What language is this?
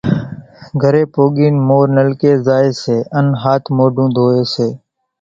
Kachi Koli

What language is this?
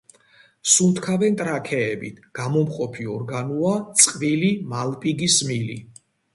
Georgian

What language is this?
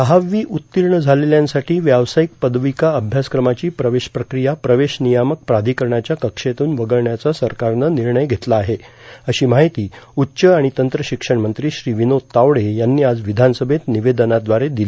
Marathi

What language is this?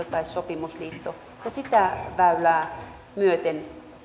Finnish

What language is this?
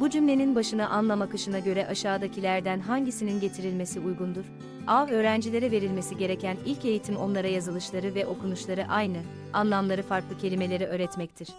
Turkish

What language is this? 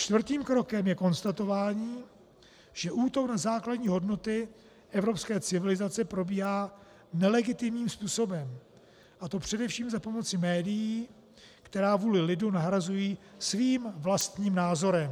Czech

